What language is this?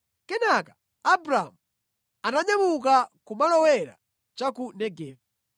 Nyanja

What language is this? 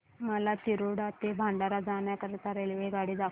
Marathi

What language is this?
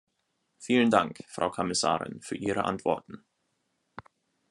German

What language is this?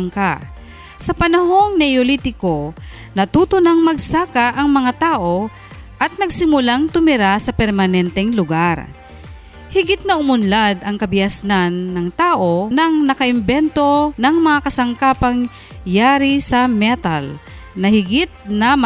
Filipino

